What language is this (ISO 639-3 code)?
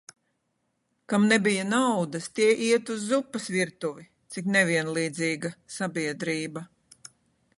lav